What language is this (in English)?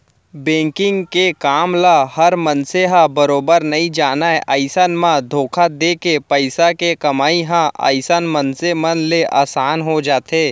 Chhattisgarhi